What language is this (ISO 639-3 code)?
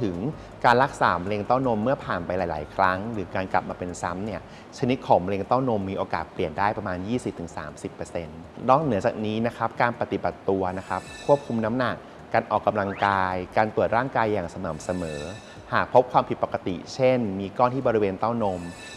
tha